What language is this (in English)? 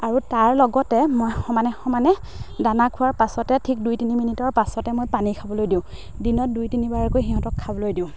Assamese